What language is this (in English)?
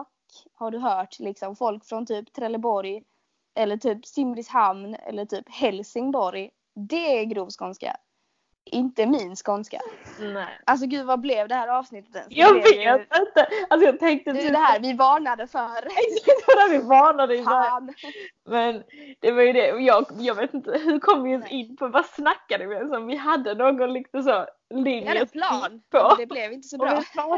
Swedish